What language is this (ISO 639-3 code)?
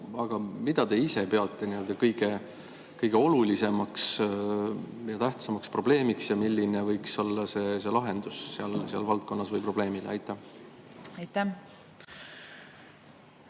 est